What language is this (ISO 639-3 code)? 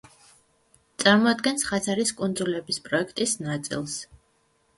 kat